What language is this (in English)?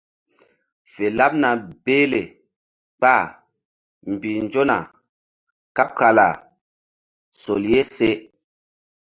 Mbum